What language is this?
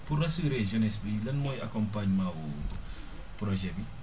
Wolof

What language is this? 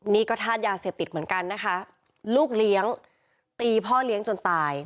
Thai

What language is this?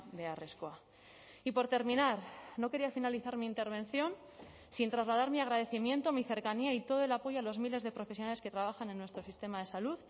Spanish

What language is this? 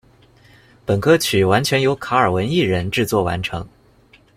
Chinese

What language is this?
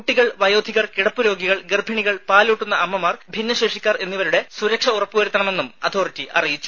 Malayalam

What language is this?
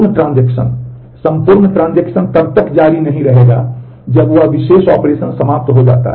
Hindi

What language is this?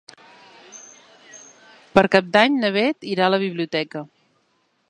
Catalan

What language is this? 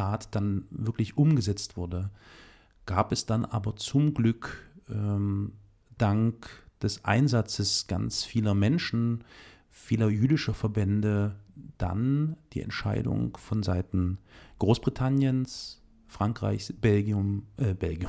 German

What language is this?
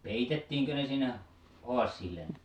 Finnish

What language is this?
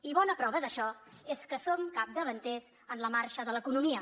Catalan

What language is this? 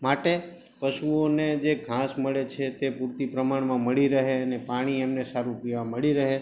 Gujarati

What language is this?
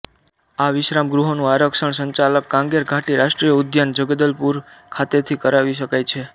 Gujarati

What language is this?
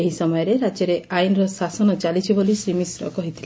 Odia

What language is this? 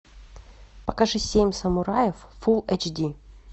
Russian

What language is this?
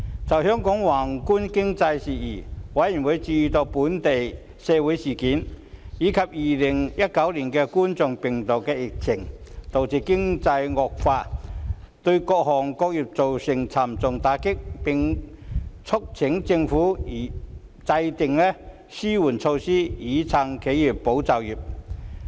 Cantonese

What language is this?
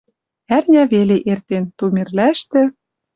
Western Mari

